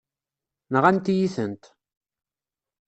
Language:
Kabyle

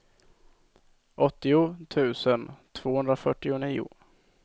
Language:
Swedish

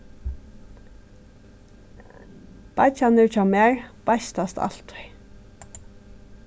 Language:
Faroese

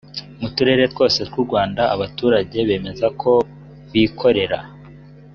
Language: Kinyarwanda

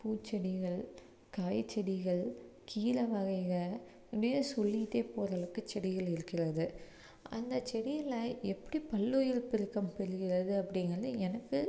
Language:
Tamil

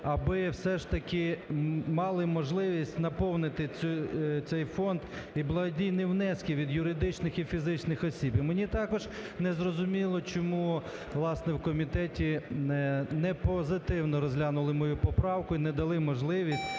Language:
Ukrainian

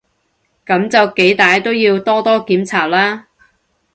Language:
Cantonese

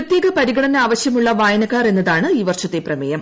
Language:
Malayalam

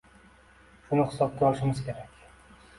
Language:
Uzbek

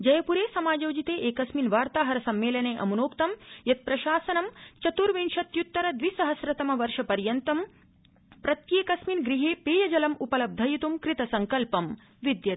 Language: Sanskrit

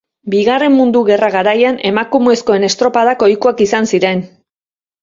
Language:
Basque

